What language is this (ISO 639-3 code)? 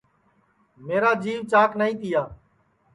ssi